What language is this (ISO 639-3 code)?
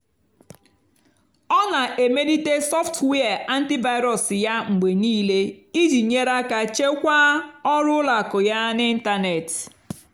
ibo